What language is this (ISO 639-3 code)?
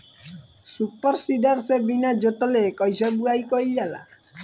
bho